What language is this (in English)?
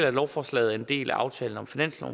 Danish